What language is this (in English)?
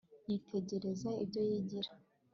Kinyarwanda